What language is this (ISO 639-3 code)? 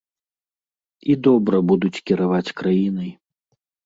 bel